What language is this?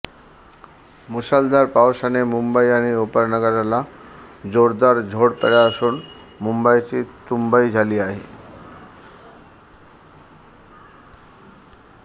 Marathi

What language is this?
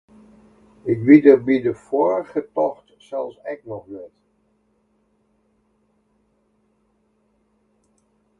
Western Frisian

